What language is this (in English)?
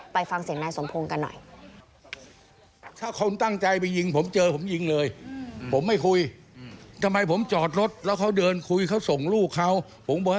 Thai